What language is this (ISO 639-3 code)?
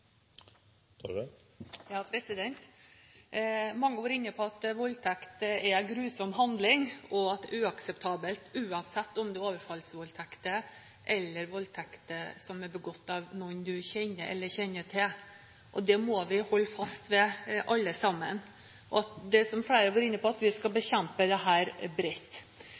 nor